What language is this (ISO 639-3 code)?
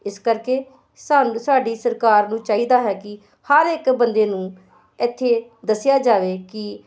pan